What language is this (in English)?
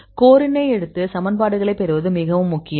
Tamil